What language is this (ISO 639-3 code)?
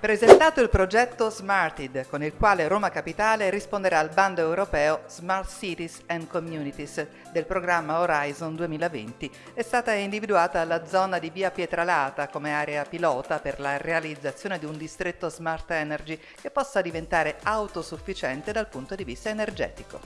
ita